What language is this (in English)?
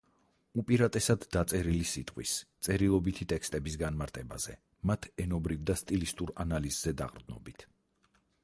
Georgian